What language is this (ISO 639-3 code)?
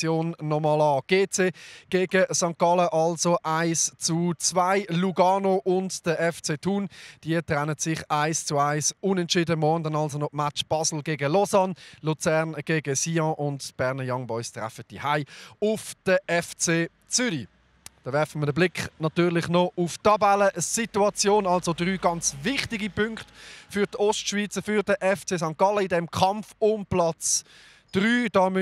deu